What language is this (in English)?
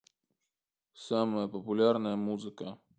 Russian